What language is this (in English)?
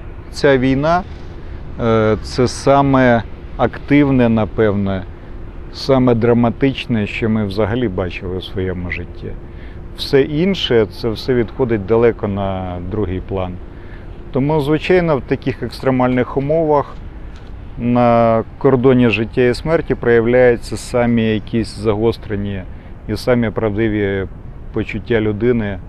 Ukrainian